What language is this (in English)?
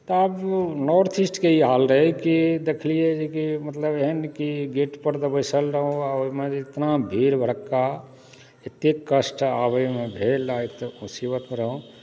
Maithili